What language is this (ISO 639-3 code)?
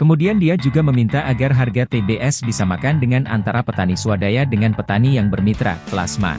ind